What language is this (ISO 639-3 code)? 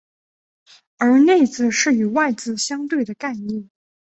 zho